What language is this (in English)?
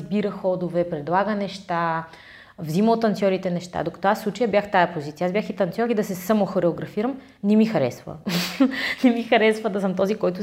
Bulgarian